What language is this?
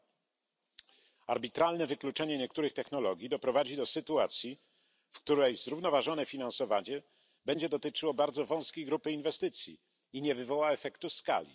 Polish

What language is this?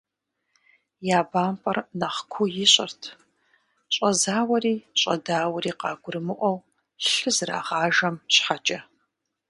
Kabardian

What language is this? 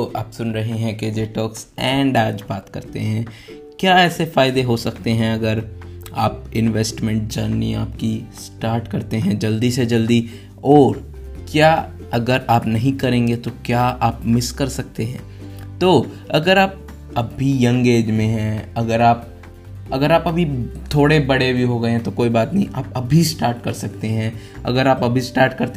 Hindi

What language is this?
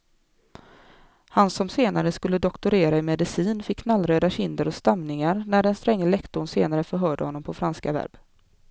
Swedish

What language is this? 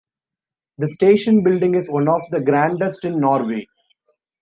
English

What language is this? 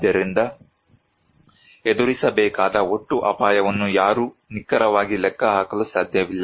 Kannada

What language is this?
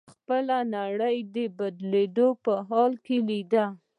Pashto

